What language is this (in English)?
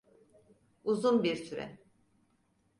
Turkish